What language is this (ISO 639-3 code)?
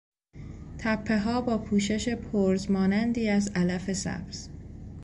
fas